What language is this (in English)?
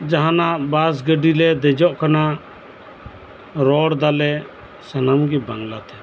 Santali